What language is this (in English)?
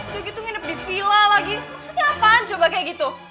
Indonesian